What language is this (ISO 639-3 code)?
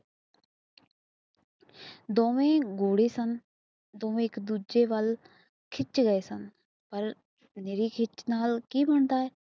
pan